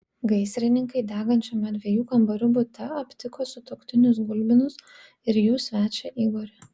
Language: Lithuanian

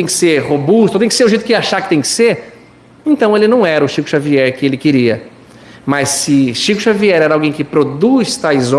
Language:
Portuguese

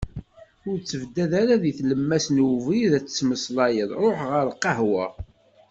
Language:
Kabyle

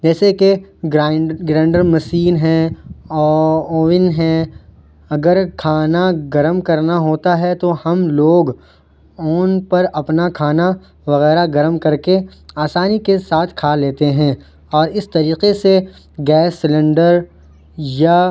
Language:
Urdu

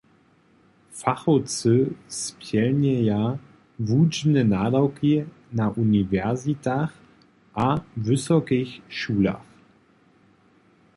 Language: Upper Sorbian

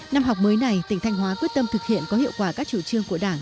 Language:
Vietnamese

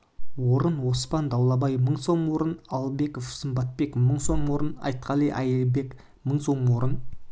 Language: Kazakh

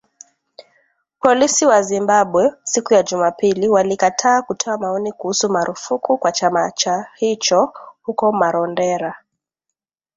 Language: Swahili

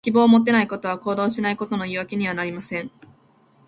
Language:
Japanese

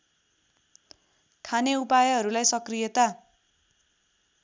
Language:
Nepali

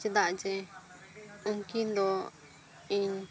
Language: Santali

